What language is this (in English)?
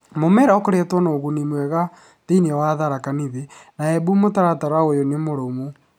Kikuyu